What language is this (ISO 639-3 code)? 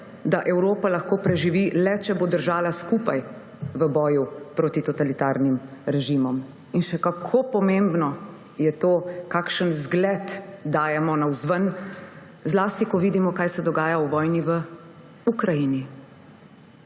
slv